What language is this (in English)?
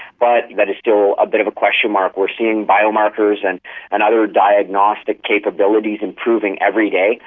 English